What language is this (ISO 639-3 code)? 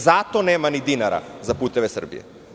srp